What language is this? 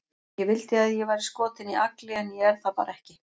Icelandic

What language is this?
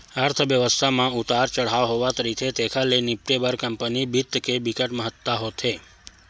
Chhattisgarhi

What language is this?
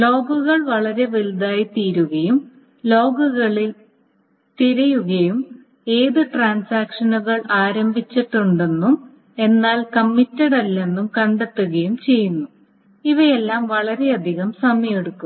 Malayalam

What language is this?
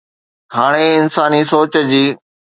Sindhi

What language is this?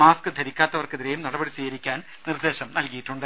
Malayalam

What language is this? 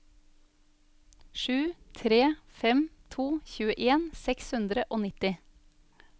Norwegian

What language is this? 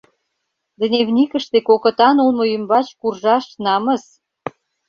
Mari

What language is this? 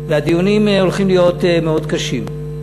Hebrew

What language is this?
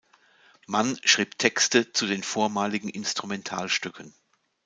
German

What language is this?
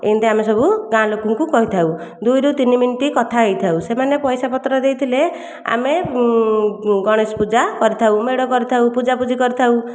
Odia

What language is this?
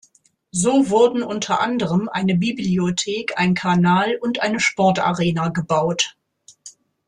German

